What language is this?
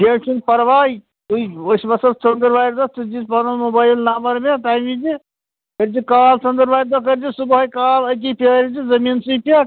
Kashmiri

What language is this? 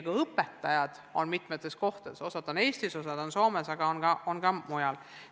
Estonian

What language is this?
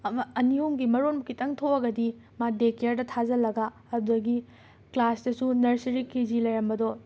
Manipuri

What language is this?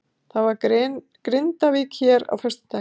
Icelandic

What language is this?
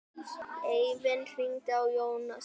Icelandic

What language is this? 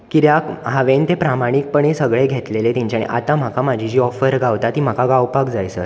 Konkani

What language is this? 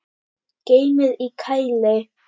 Icelandic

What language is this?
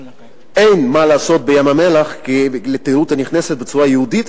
Hebrew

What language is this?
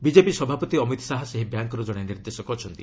Odia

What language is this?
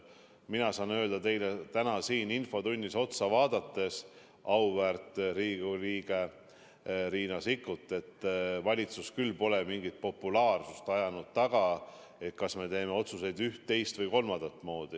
Estonian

